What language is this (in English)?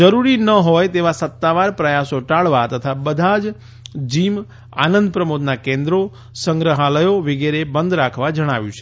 Gujarati